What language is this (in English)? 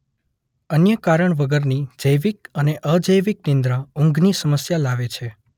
Gujarati